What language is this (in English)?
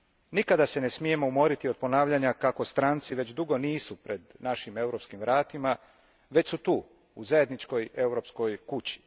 Croatian